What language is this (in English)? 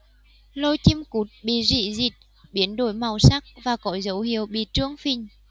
Vietnamese